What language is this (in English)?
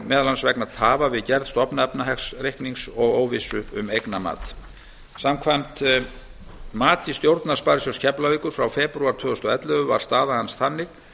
Icelandic